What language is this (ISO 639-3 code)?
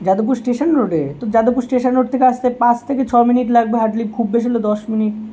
ben